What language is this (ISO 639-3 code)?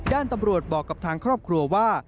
tha